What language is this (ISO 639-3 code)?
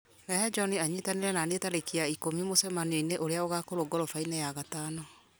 kik